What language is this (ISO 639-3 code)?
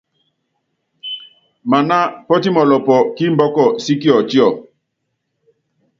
yav